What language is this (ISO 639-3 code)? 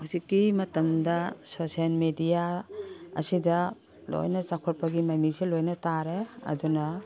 mni